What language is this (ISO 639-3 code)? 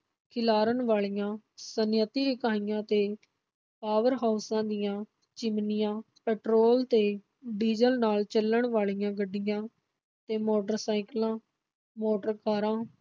pan